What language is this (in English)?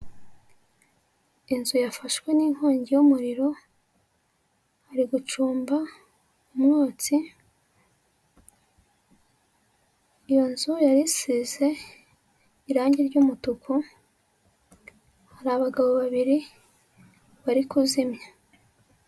Kinyarwanda